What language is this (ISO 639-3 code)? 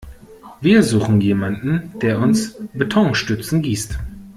deu